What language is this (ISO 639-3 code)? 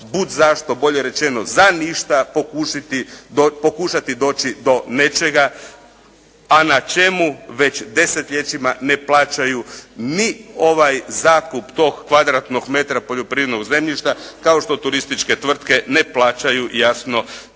hrv